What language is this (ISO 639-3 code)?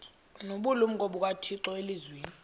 xho